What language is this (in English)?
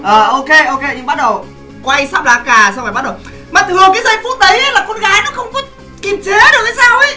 Vietnamese